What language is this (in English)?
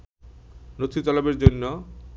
Bangla